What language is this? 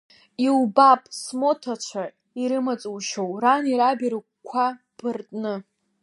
Abkhazian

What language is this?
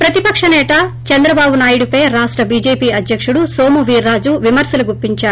Telugu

